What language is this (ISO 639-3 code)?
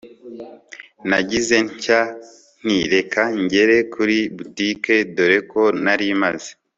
kin